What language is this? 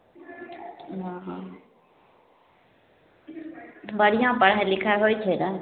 Maithili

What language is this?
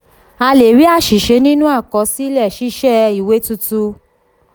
Yoruba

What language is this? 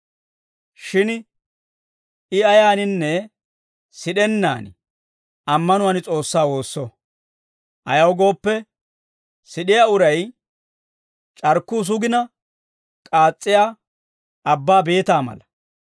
Dawro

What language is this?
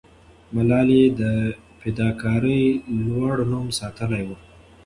Pashto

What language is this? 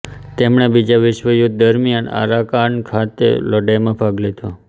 Gujarati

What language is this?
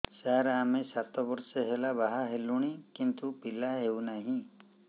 Odia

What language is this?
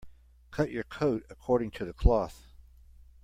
English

